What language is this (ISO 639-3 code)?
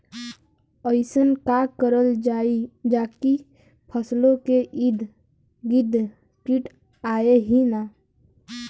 bho